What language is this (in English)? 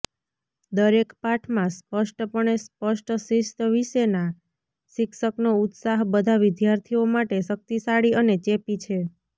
Gujarati